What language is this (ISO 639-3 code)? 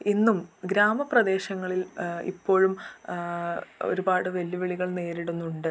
mal